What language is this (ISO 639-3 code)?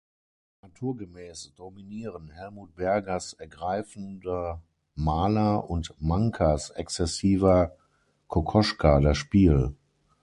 deu